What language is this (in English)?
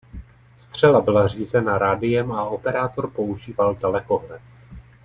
Czech